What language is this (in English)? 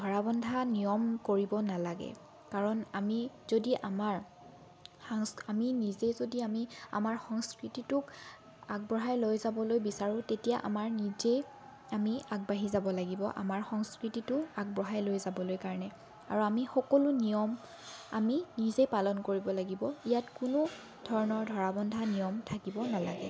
Assamese